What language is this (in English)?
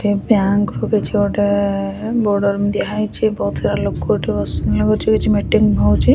Odia